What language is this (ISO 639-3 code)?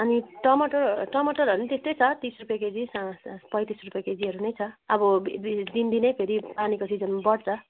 nep